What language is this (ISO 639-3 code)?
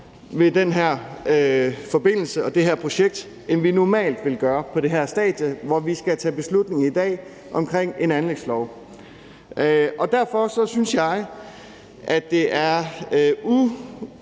dan